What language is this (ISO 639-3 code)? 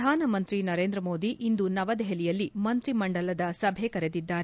kan